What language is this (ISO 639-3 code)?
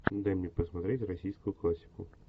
rus